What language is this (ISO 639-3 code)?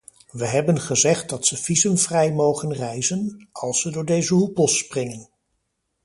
nld